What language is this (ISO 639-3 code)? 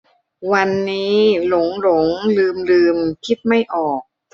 tha